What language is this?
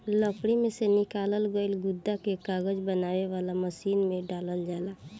Bhojpuri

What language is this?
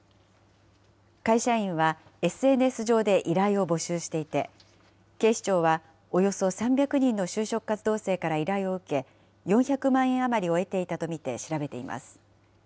Japanese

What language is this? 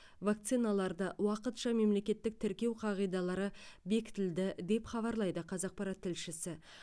Kazakh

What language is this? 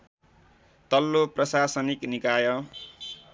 Nepali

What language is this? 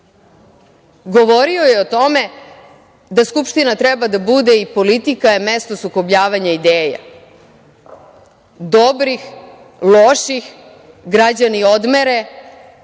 Serbian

